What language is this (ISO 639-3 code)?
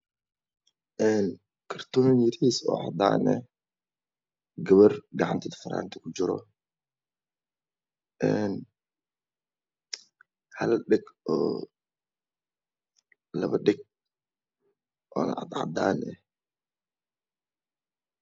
som